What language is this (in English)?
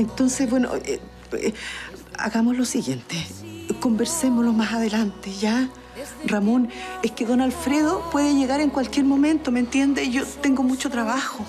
Spanish